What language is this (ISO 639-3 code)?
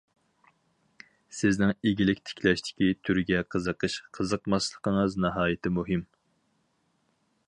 uig